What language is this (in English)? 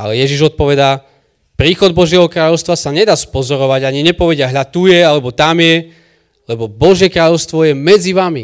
Slovak